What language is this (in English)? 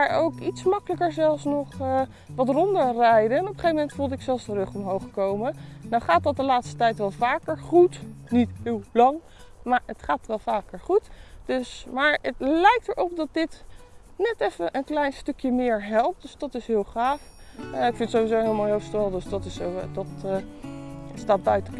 Dutch